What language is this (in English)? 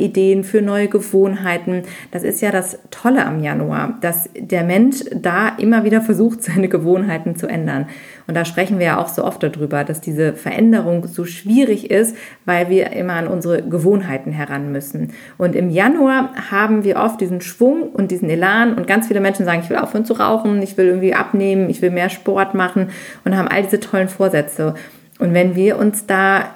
German